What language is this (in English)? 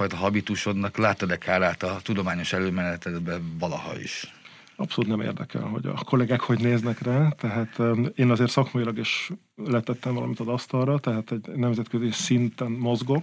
Hungarian